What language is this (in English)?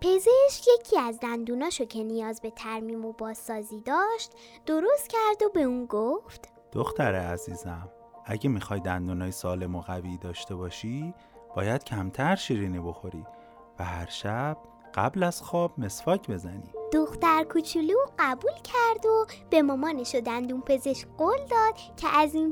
Persian